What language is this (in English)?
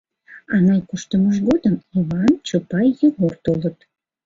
Mari